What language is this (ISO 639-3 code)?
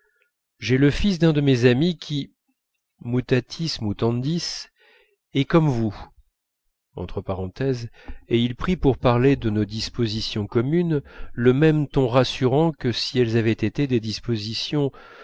fra